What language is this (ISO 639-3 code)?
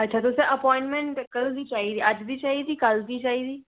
doi